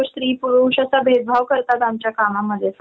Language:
Marathi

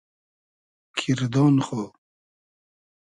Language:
Hazaragi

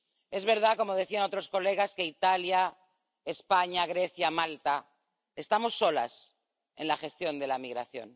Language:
Spanish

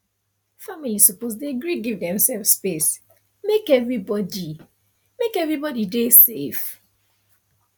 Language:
Nigerian Pidgin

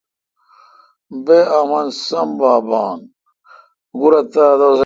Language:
Kalkoti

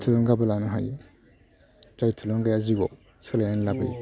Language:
Bodo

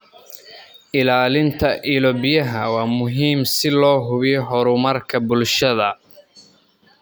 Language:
Somali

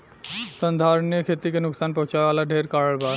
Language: Bhojpuri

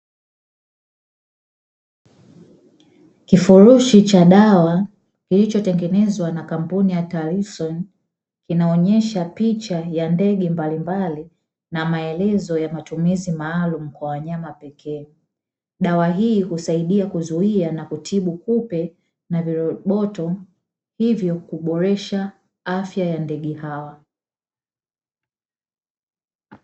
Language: Swahili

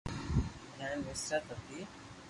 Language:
Loarki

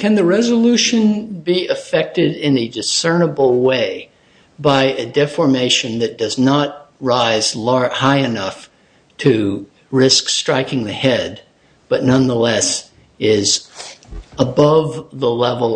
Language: English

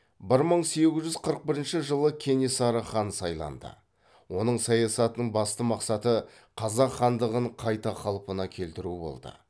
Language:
Kazakh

